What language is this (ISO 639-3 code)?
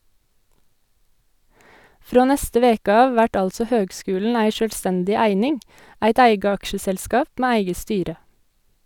nor